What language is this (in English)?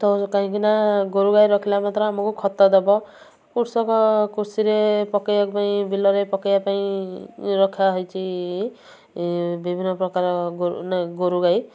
Odia